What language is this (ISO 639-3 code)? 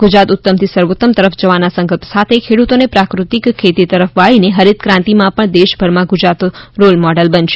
guj